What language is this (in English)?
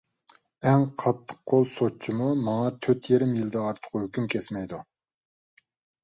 Uyghur